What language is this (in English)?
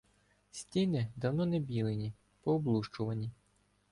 Ukrainian